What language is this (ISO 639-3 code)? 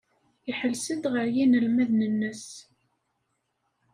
kab